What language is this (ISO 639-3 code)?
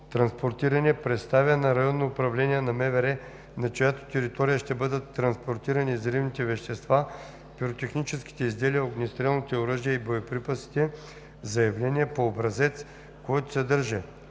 bul